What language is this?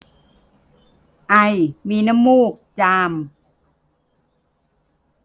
Thai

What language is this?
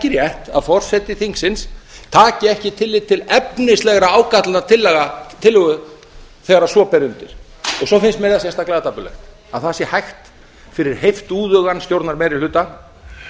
Icelandic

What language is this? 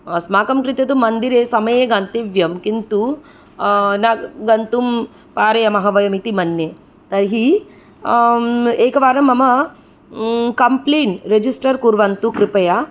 Sanskrit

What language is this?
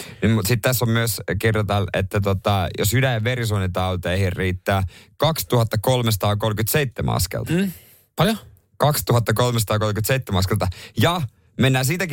Finnish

